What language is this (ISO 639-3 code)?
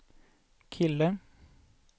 swe